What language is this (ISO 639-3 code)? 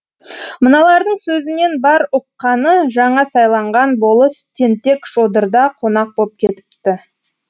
kaz